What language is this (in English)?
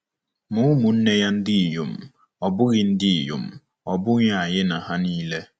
Igbo